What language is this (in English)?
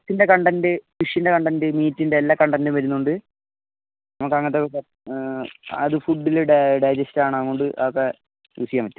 Malayalam